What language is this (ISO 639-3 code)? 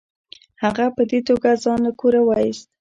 pus